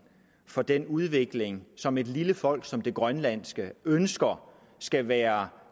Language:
Danish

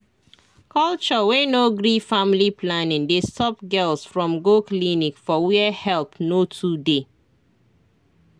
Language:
Nigerian Pidgin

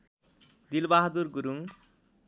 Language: Nepali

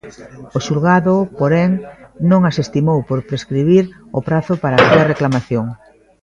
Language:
Galician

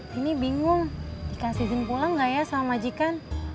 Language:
Indonesian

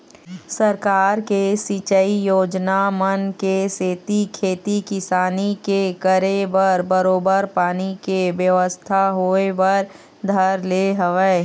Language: Chhattisgarhi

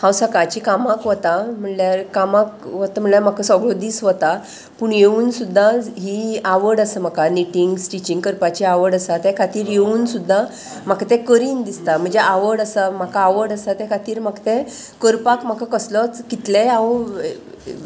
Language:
Konkani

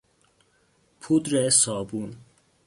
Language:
Persian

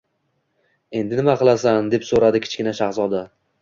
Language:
Uzbek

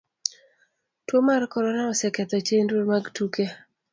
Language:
Luo (Kenya and Tanzania)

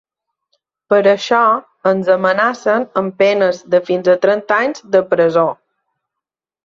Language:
Catalan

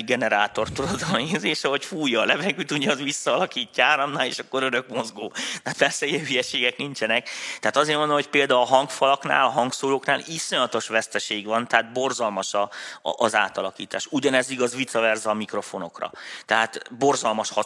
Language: Hungarian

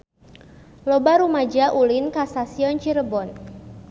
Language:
Sundanese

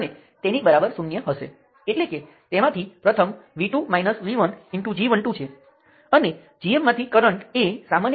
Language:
Gujarati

